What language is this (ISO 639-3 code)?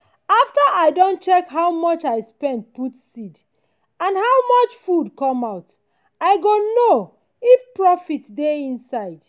pcm